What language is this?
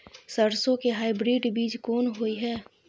Maithili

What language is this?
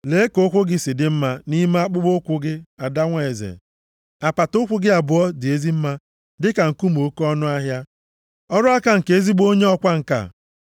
Igbo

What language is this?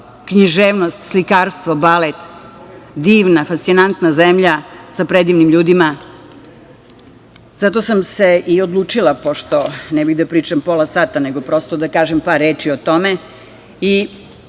Serbian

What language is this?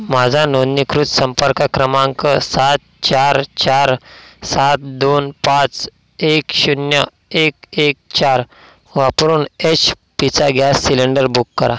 Marathi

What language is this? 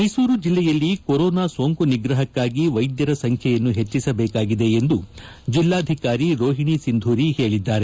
Kannada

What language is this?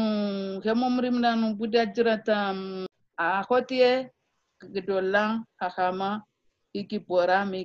Hebrew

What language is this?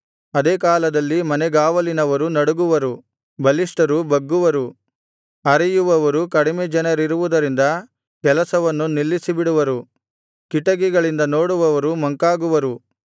Kannada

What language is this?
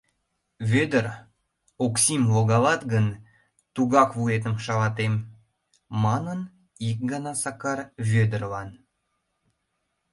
Mari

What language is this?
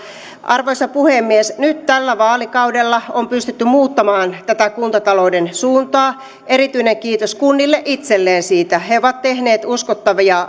Finnish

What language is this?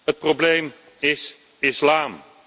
Dutch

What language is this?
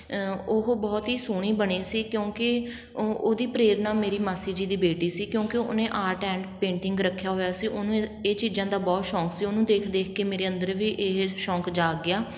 Punjabi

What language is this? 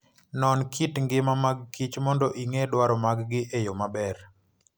Luo (Kenya and Tanzania)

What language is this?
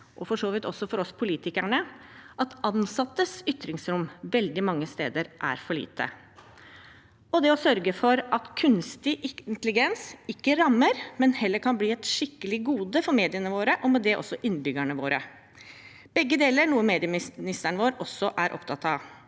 Norwegian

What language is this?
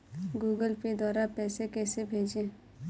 Hindi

